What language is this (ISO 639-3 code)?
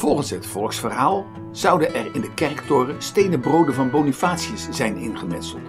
nld